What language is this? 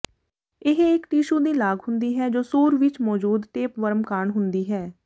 Punjabi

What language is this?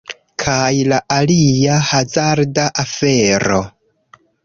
Esperanto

